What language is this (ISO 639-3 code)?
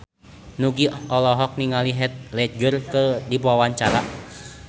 sun